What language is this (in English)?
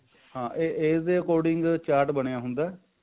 Punjabi